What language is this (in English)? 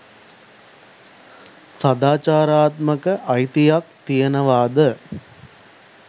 Sinhala